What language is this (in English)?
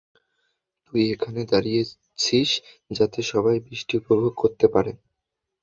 Bangla